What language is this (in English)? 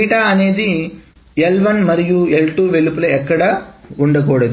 Telugu